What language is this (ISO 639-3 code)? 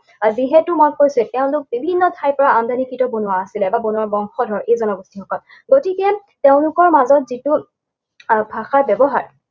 asm